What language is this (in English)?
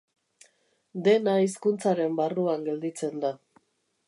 Basque